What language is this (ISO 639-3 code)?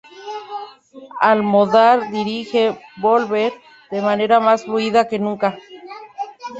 spa